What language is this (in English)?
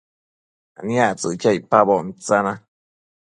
Matsés